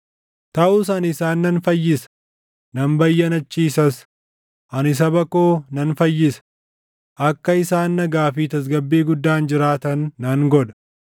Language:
Oromo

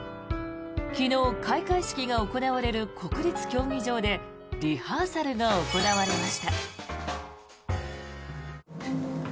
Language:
Japanese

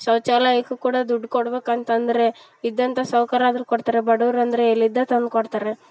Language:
Kannada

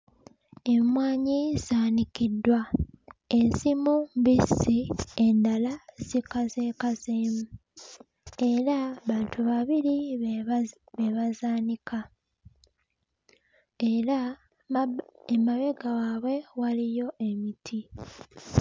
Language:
Ganda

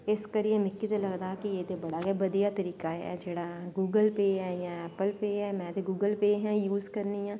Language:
Dogri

